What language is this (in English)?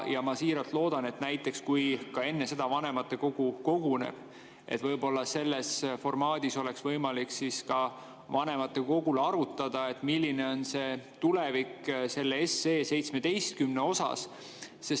Estonian